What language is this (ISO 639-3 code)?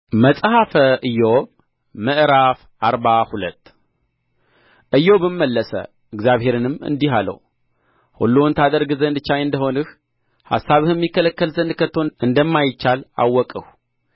amh